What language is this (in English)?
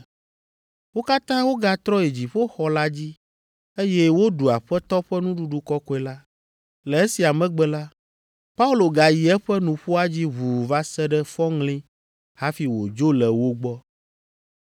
Ewe